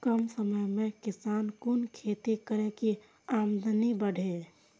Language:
Maithili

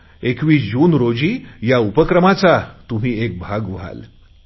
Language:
Marathi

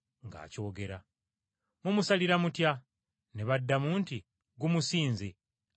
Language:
Ganda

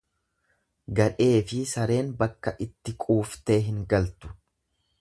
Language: Oromo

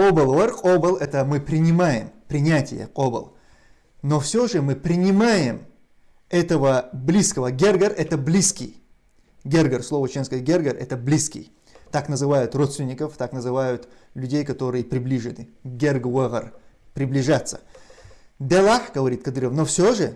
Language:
Russian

